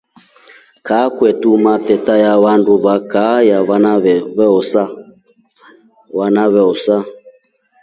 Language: Rombo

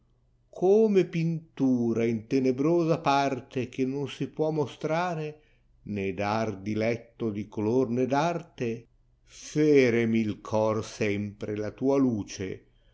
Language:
Italian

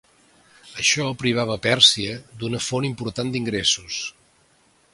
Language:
Catalan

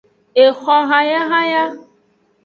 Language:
Aja (Benin)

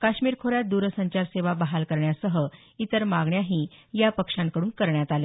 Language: Marathi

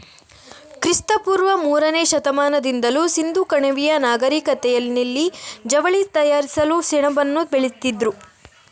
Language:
Kannada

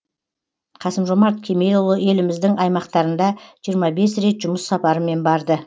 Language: Kazakh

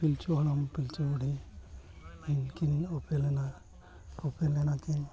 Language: Santali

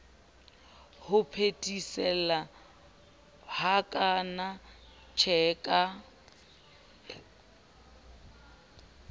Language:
Southern Sotho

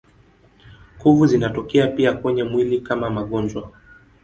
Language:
Swahili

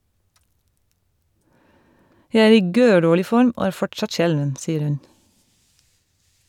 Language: Norwegian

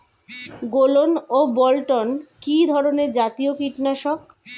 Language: Bangla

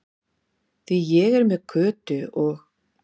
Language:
Icelandic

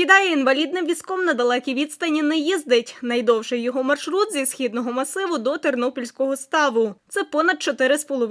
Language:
Ukrainian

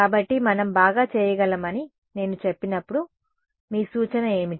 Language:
Telugu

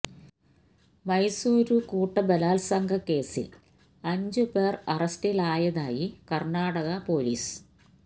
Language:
Malayalam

